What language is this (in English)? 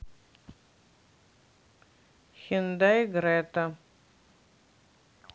Russian